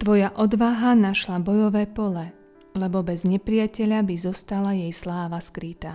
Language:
Slovak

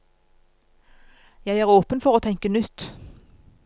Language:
Norwegian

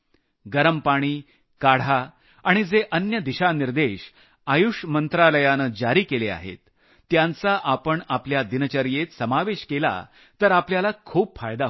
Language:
Marathi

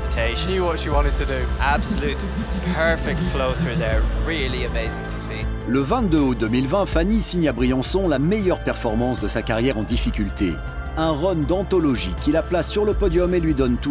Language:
French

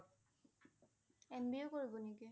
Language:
Assamese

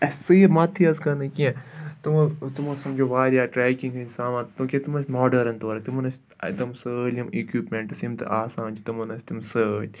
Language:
Kashmiri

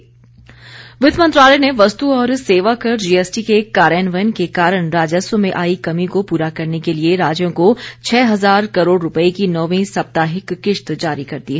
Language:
Hindi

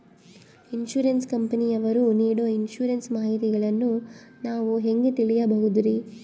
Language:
Kannada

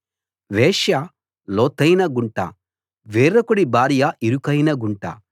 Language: Telugu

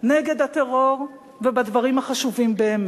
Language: Hebrew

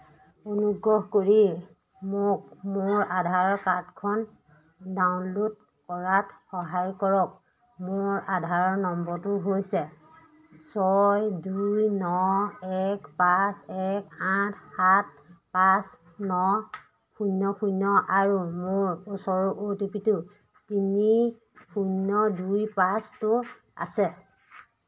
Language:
Assamese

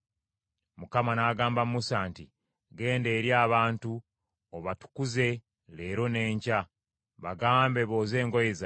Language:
Ganda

